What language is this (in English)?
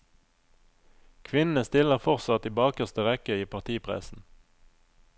Norwegian